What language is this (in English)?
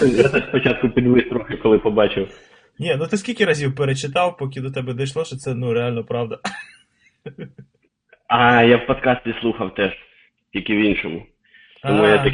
Ukrainian